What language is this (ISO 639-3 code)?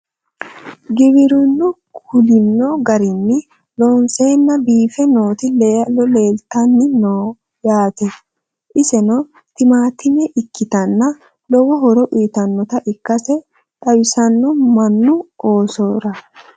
sid